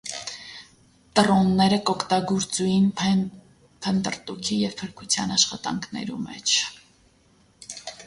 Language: Armenian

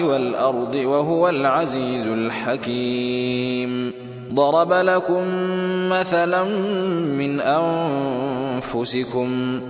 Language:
Arabic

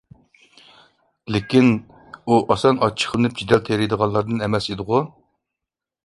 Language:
Uyghur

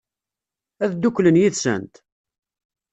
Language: Kabyle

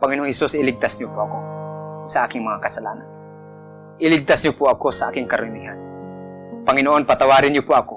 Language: Filipino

